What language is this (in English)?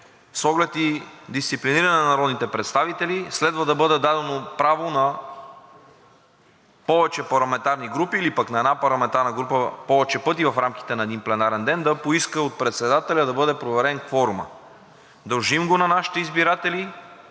Bulgarian